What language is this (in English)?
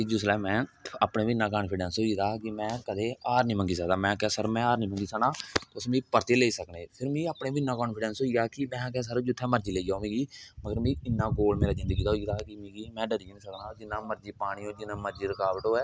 Dogri